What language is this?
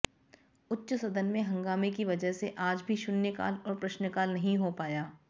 Hindi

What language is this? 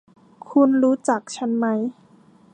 Thai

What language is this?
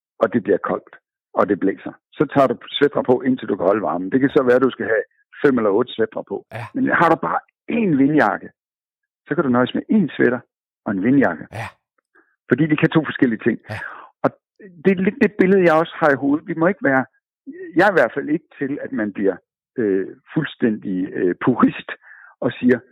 Danish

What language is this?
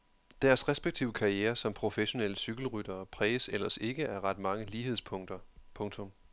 Danish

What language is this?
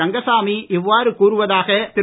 Tamil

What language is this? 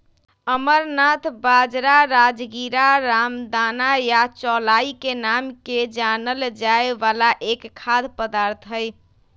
Magahi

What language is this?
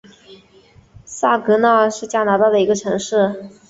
Chinese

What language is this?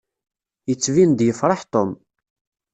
Kabyle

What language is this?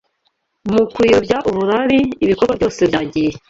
Kinyarwanda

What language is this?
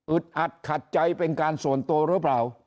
Thai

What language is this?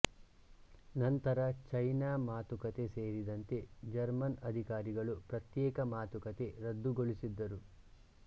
Kannada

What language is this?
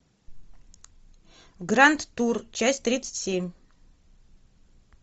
Russian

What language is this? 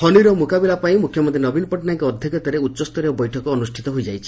Odia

